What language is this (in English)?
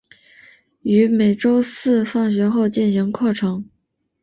Chinese